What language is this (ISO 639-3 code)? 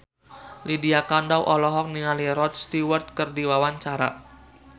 sun